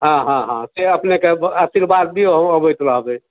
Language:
Maithili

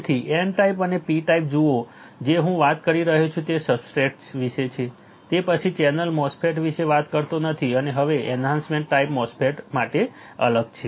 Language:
Gujarati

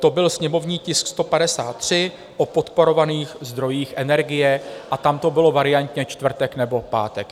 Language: Czech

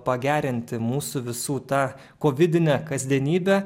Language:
Lithuanian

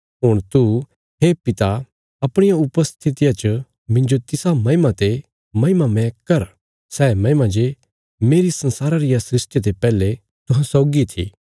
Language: Bilaspuri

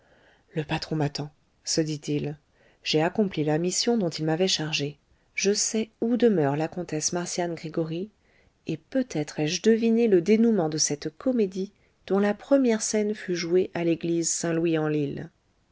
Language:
French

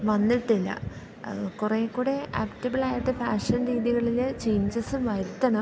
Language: Malayalam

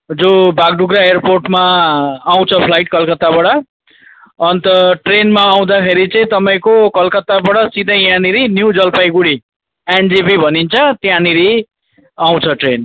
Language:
Nepali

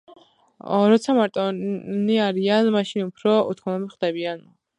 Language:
Georgian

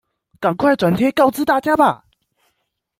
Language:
Chinese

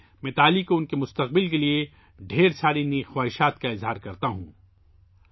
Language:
Urdu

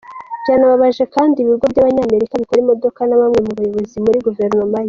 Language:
Kinyarwanda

